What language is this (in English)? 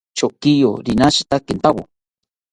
South Ucayali Ashéninka